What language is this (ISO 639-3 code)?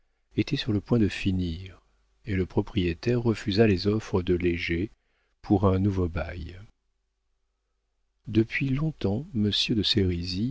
fra